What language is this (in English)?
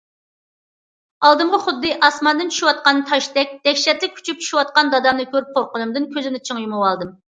Uyghur